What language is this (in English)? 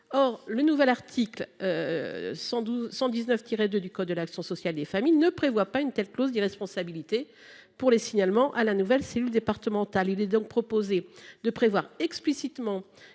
French